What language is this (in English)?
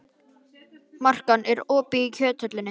Icelandic